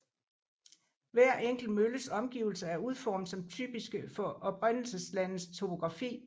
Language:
Danish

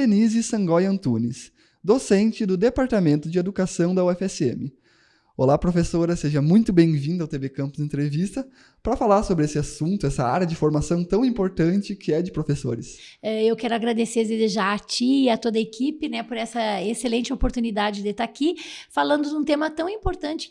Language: Portuguese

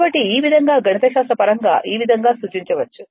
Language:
Telugu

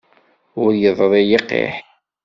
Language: Kabyle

